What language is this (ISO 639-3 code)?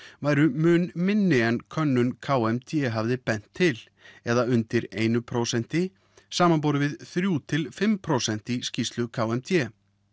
isl